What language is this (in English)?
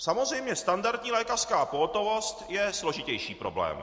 Czech